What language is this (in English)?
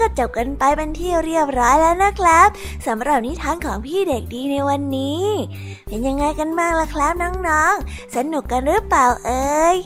Thai